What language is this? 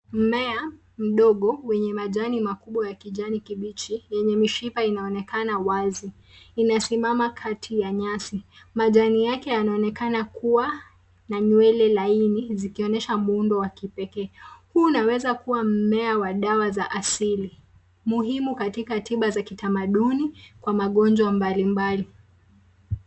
Swahili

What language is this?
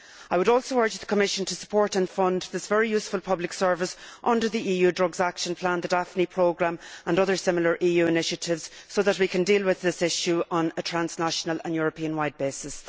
English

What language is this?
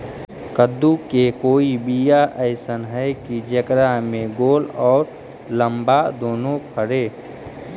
Magahi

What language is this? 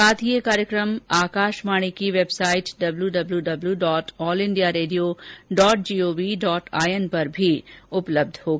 Hindi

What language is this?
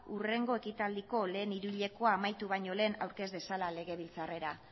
Basque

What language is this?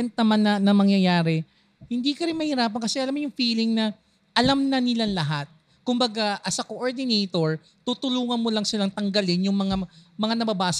Filipino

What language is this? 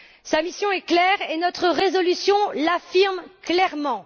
French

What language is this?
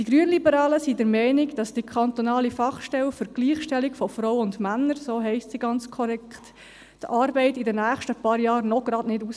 Swiss German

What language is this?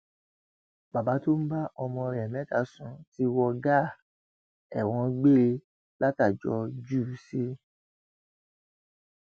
Yoruba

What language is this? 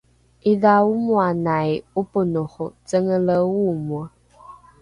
Rukai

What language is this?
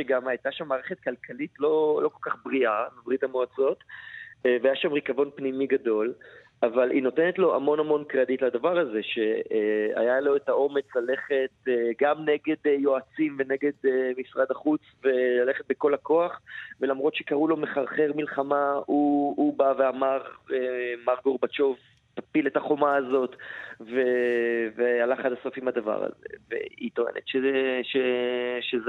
Hebrew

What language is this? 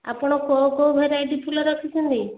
Odia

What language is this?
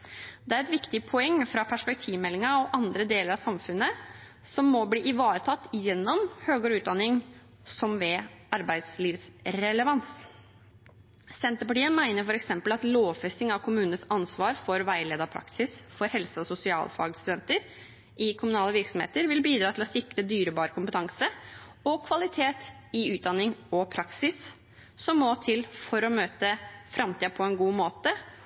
Norwegian Bokmål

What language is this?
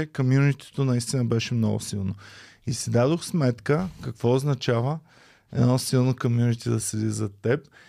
Bulgarian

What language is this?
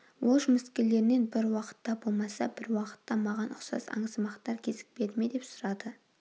Kazakh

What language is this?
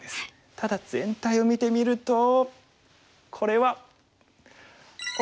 Japanese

